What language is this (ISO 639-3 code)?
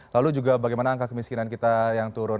ind